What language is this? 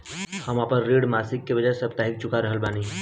Bhojpuri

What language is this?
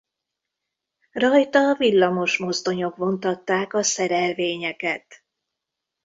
Hungarian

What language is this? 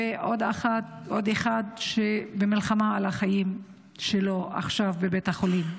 Hebrew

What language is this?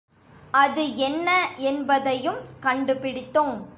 Tamil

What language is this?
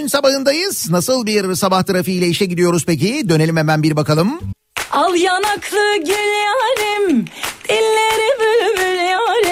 Turkish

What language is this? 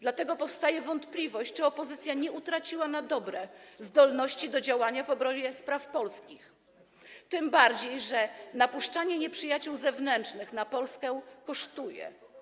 Polish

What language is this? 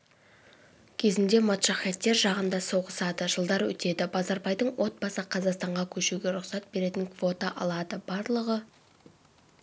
Kazakh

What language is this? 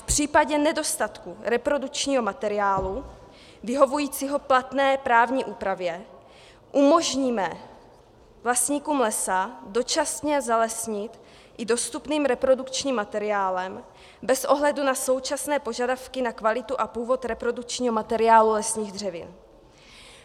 Czech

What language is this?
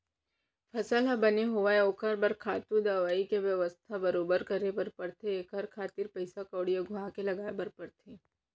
Chhattisgarhi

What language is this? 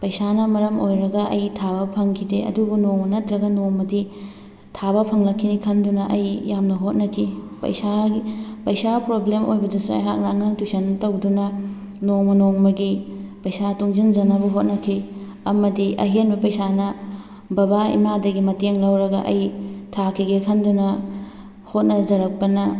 Manipuri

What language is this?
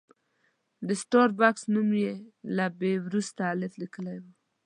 Pashto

